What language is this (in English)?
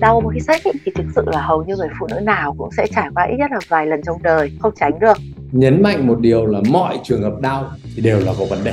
Vietnamese